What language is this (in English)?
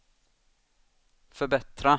Swedish